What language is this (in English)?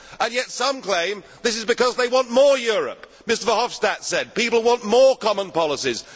English